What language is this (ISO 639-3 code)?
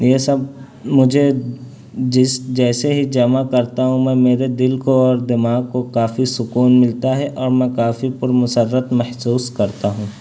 urd